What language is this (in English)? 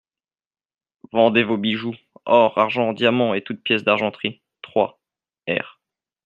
French